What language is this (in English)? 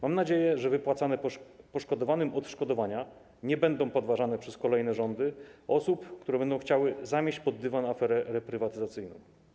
Polish